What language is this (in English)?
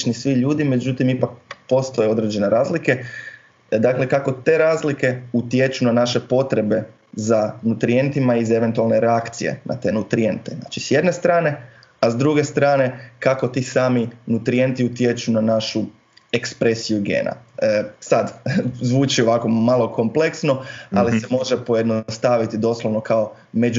Croatian